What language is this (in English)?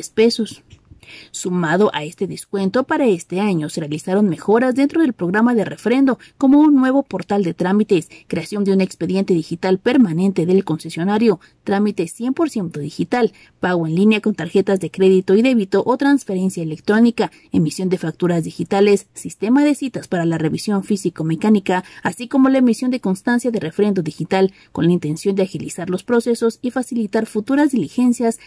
Spanish